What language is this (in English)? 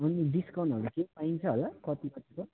Nepali